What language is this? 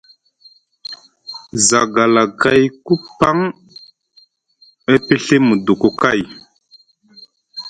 Musgu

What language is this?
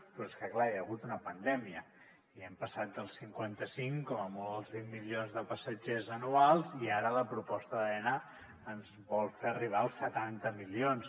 Catalan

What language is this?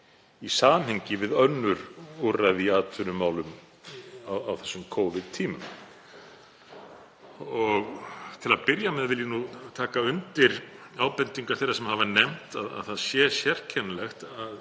Icelandic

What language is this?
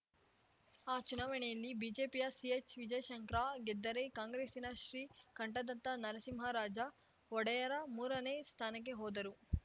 Kannada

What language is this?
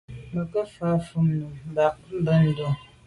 Medumba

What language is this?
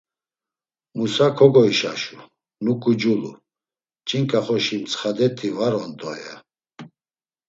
Laz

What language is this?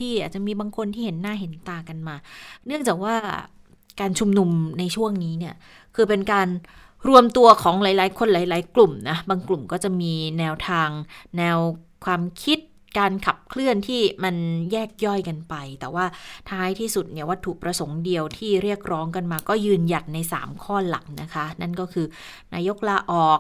Thai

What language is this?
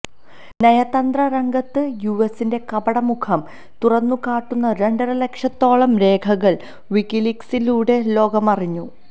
Malayalam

